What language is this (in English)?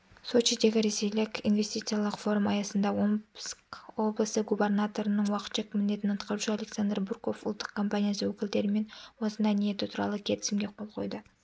Kazakh